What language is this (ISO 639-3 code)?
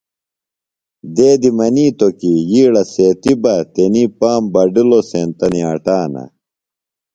phl